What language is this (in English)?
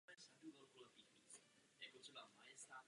Czech